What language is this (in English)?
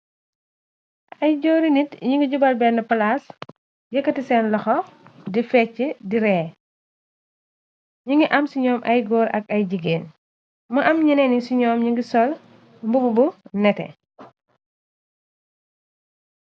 Wolof